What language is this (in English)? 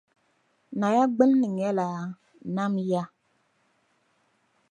Dagbani